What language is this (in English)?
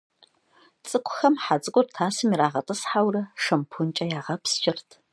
Kabardian